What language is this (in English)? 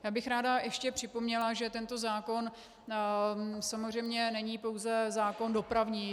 Czech